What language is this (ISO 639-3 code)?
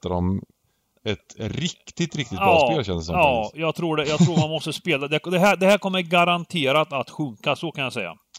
swe